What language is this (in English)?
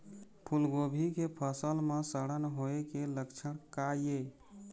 Chhattisgarhi